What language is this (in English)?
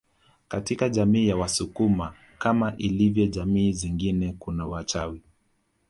Swahili